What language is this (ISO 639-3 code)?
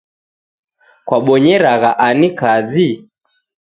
dav